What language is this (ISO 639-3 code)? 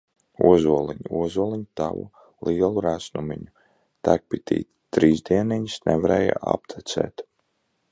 lav